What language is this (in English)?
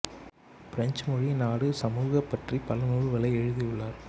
Tamil